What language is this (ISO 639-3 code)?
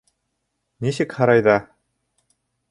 bak